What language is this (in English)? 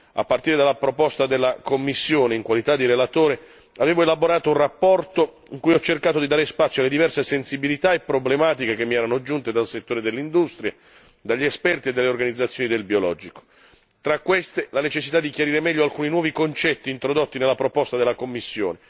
Italian